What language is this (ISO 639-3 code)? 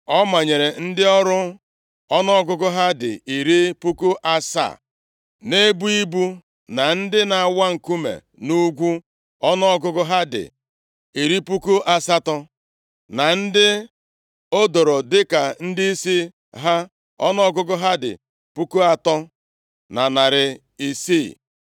ibo